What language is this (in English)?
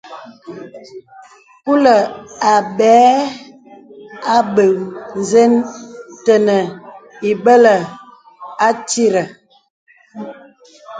Bebele